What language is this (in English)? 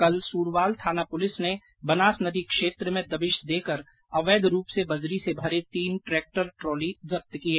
Hindi